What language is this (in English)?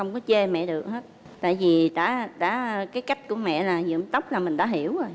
Vietnamese